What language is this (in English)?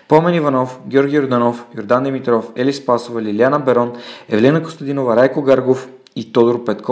Bulgarian